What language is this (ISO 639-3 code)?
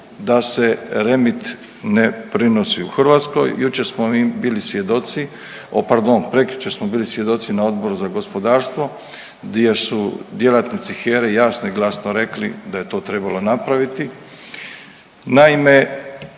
hrv